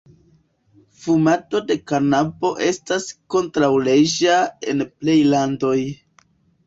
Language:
Esperanto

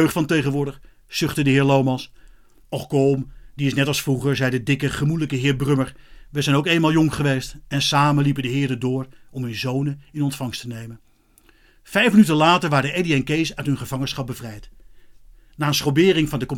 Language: Dutch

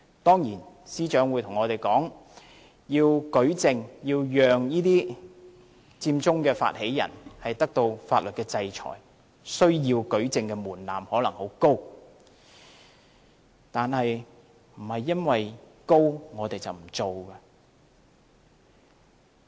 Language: Cantonese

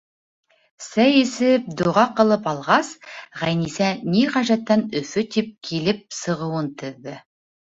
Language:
Bashkir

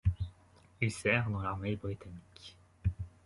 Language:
French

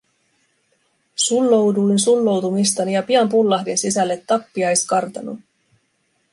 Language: Finnish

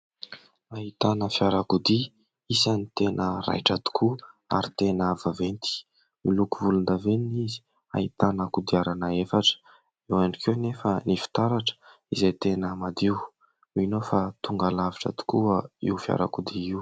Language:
Malagasy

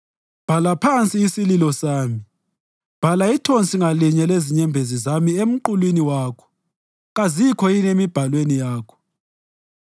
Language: North Ndebele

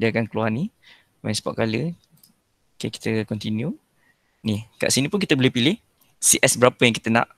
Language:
Malay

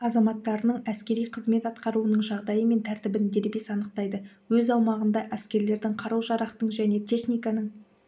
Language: Kazakh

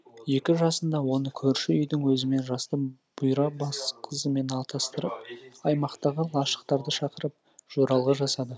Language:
Kazakh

